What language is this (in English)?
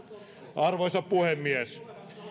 Finnish